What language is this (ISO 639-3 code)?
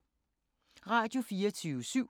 dan